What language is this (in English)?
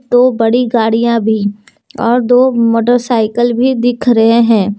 Hindi